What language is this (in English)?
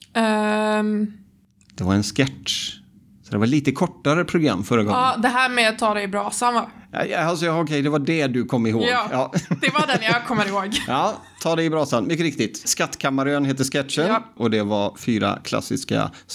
Swedish